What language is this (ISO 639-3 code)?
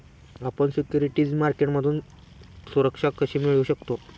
mar